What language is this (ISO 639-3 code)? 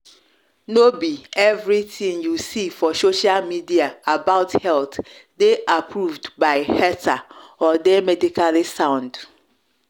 pcm